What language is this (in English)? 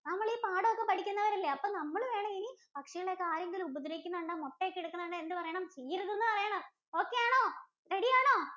Malayalam